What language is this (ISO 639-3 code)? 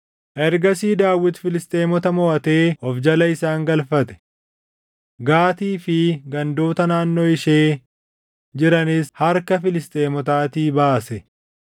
orm